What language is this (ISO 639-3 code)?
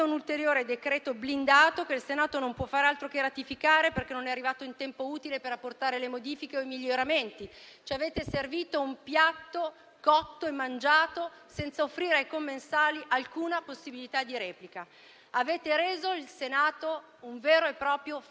ita